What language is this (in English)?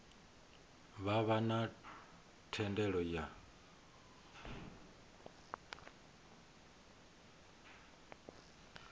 Venda